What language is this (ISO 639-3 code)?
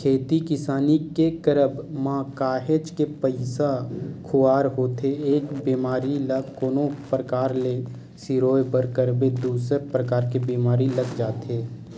hne